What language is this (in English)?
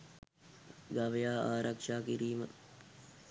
Sinhala